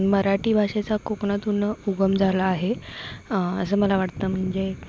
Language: Marathi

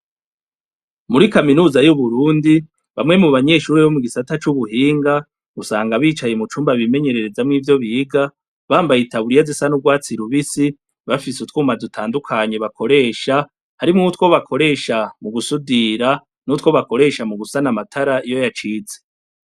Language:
Rundi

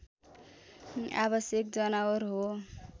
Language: Nepali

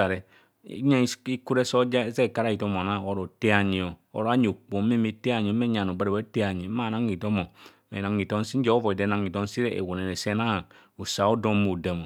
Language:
Kohumono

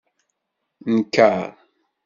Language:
Kabyle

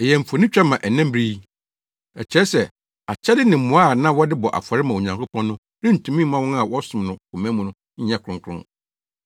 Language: Akan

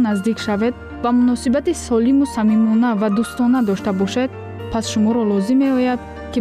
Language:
Persian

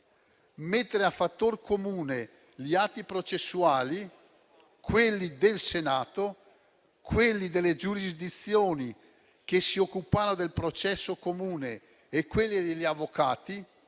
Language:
Italian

